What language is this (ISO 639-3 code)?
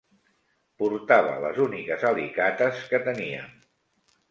cat